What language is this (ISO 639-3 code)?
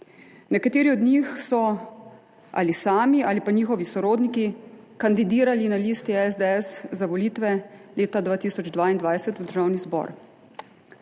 slv